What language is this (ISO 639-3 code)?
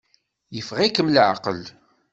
kab